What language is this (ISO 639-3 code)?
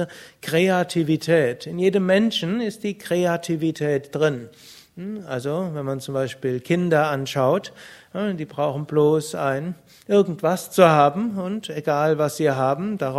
deu